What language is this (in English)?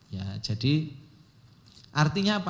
Indonesian